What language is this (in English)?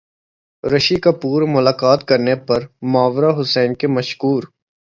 Urdu